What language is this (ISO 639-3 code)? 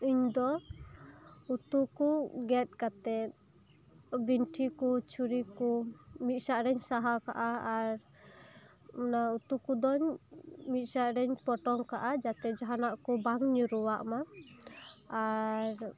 sat